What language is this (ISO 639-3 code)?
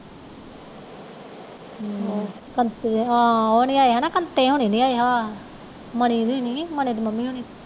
pan